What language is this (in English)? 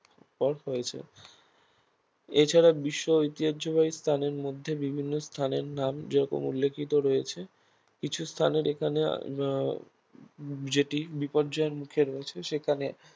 Bangla